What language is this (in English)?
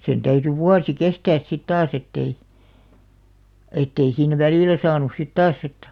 Finnish